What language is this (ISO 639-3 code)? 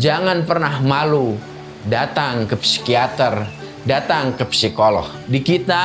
ind